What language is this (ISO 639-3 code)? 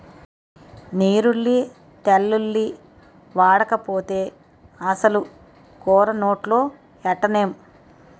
tel